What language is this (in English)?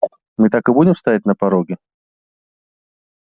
Russian